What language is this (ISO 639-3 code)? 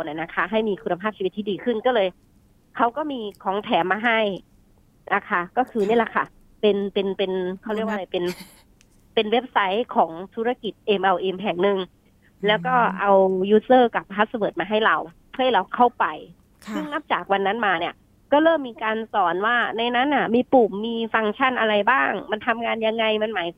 tha